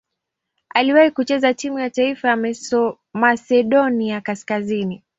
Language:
Swahili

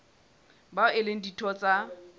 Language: Southern Sotho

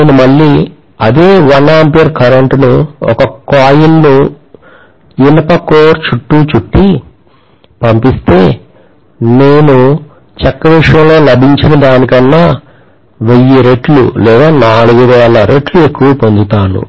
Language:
Telugu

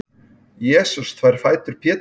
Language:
Icelandic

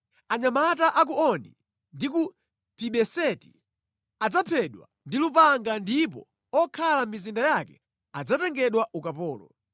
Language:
Nyanja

